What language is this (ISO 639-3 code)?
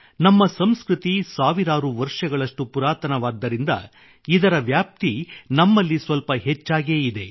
kan